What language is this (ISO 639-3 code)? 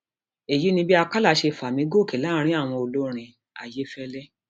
yor